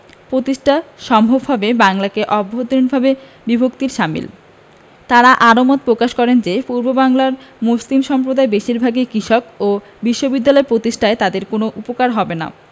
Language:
Bangla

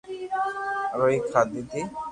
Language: Loarki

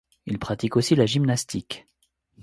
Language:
French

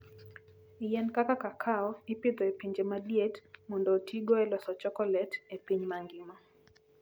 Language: Luo (Kenya and Tanzania)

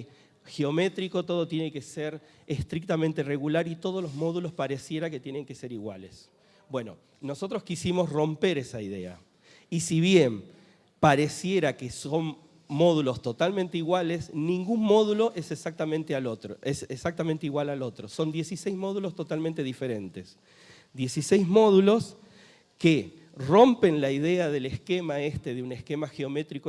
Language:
Spanish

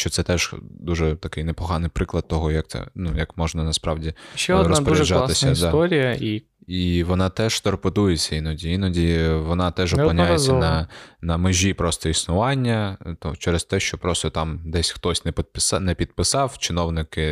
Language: Ukrainian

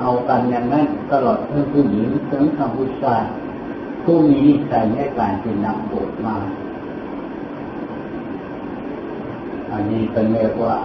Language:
Thai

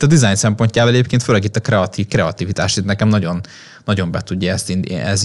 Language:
Hungarian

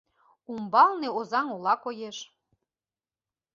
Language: Mari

